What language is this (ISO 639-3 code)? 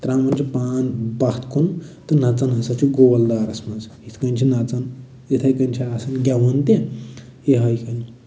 kas